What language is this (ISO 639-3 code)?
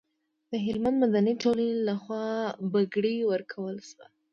pus